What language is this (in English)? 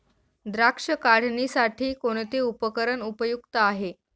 Marathi